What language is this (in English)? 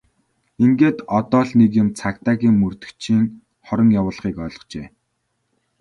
Mongolian